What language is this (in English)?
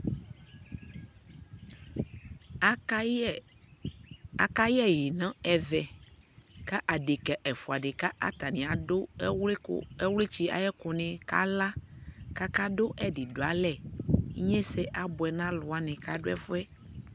Ikposo